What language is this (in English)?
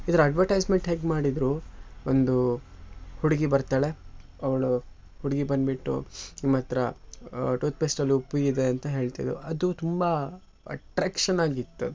Kannada